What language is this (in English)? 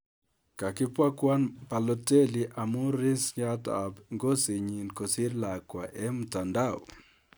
Kalenjin